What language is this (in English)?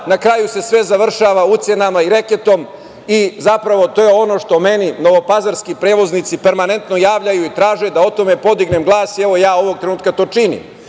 Serbian